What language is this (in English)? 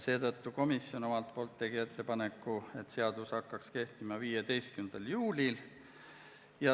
Estonian